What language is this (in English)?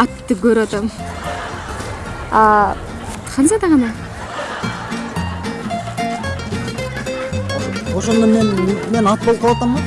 Turkish